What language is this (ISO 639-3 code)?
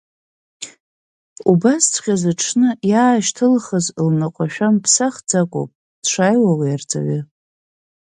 abk